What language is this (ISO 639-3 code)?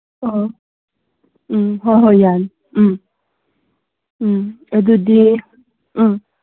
mni